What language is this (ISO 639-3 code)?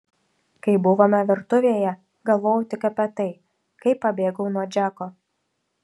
lit